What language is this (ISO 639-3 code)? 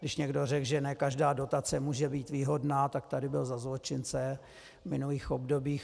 ces